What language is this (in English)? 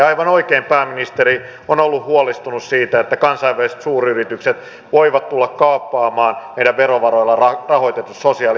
Finnish